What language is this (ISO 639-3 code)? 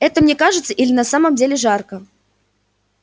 rus